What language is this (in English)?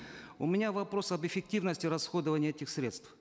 Kazakh